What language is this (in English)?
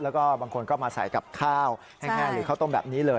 Thai